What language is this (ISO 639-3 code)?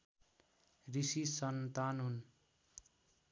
nep